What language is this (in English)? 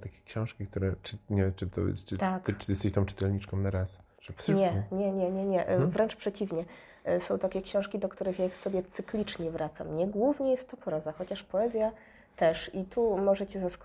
Polish